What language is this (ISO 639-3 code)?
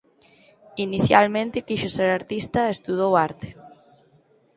glg